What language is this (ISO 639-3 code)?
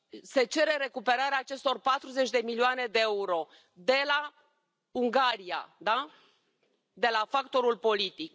ron